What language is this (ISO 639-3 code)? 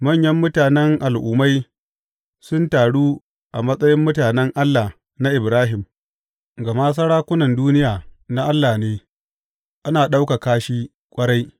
hau